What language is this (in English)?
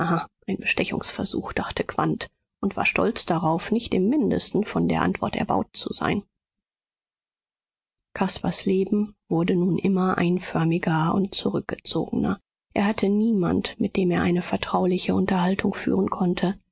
German